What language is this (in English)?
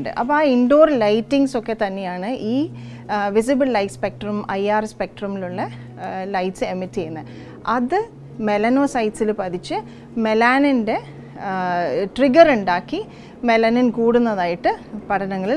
Malayalam